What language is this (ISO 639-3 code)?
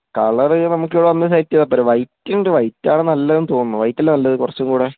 mal